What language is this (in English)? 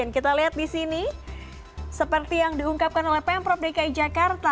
Indonesian